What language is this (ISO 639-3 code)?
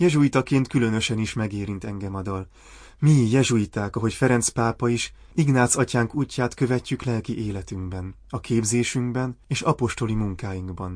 hun